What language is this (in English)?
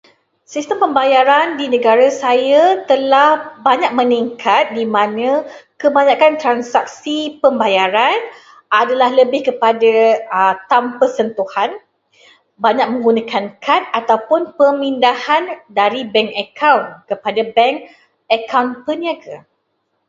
Malay